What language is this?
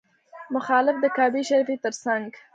Pashto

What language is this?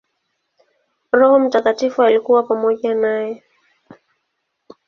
Swahili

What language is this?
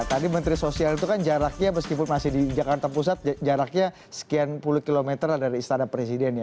Indonesian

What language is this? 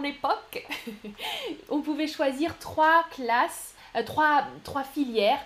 French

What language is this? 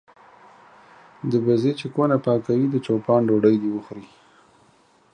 Pashto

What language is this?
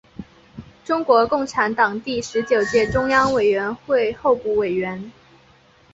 Chinese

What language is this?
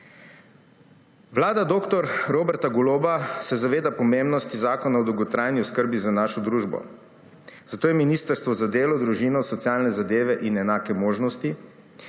Slovenian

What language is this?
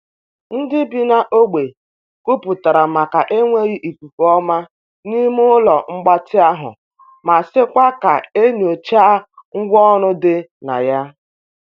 Igbo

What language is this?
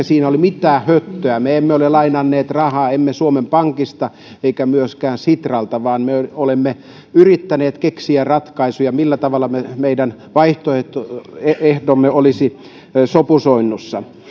Finnish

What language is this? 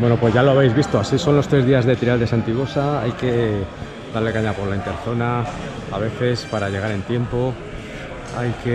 Spanish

